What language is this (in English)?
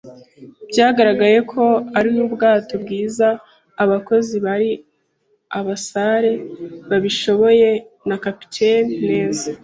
Kinyarwanda